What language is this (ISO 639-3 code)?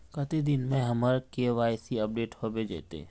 mag